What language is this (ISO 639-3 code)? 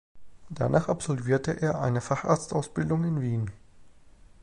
deu